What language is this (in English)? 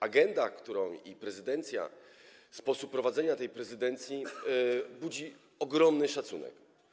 Polish